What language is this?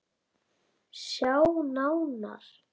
Icelandic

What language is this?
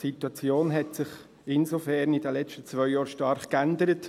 Swiss German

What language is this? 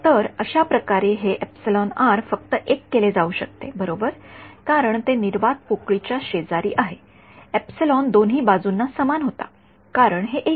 Marathi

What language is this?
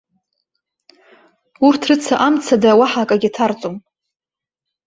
Abkhazian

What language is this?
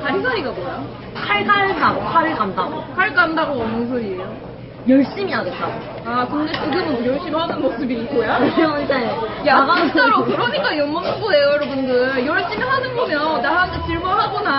Korean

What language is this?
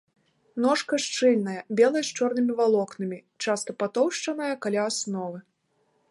Belarusian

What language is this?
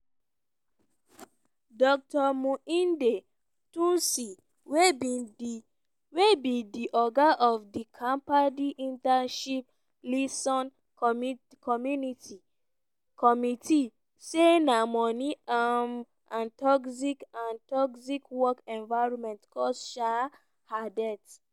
Nigerian Pidgin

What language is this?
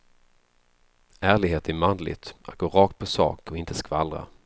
Swedish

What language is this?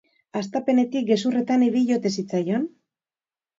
Basque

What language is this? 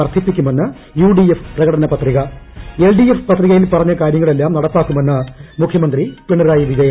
Malayalam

